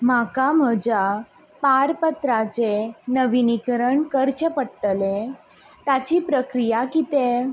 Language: Konkani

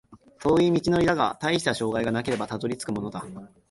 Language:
Japanese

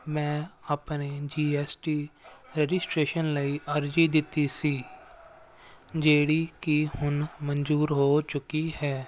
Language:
Punjabi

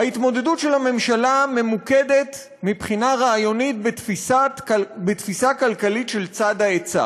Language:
Hebrew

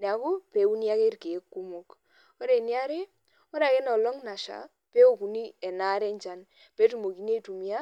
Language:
Masai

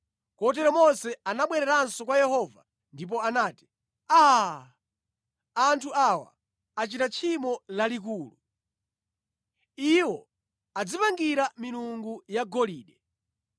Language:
Nyanja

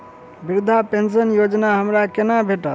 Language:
Maithili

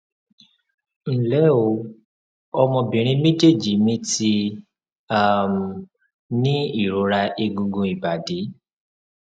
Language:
Yoruba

